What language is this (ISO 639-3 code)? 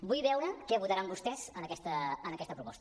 cat